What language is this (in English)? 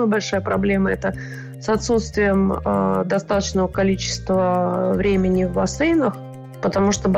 Russian